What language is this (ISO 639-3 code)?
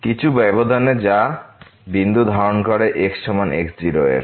ben